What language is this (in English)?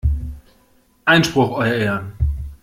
German